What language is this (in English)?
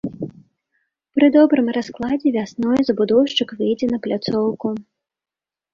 Belarusian